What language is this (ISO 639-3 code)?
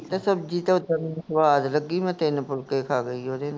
pan